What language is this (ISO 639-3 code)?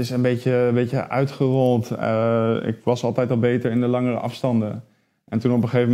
nld